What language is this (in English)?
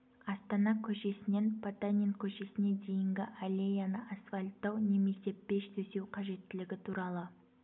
Kazakh